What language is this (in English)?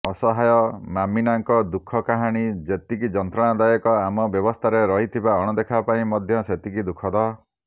Odia